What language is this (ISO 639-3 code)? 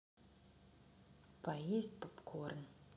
rus